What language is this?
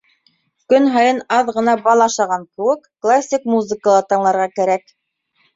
Bashkir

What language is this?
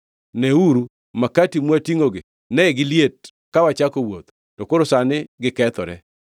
Luo (Kenya and Tanzania)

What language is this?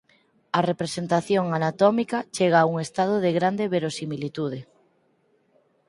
Galician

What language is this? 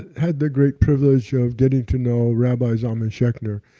English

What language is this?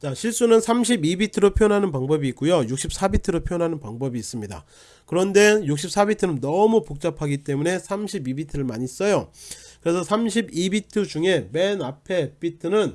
Korean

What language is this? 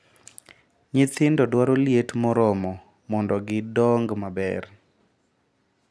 Luo (Kenya and Tanzania)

